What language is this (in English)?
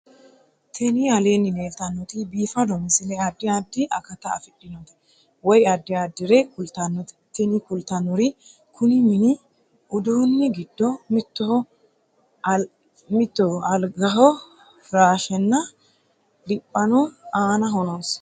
Sidamo